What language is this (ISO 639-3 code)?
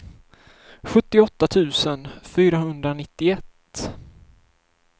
swe